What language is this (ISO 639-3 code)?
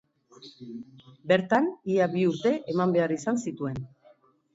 eus